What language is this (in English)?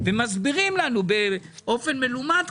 Hebrew